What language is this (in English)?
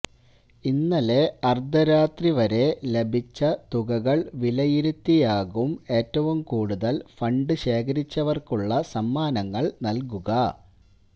Malayalam